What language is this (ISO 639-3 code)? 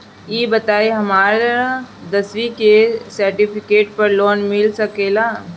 bho